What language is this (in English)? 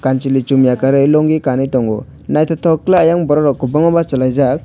Kok Borok